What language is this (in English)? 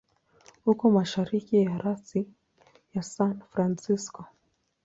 Swahili